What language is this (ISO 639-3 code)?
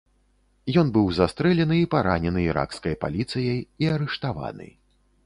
bel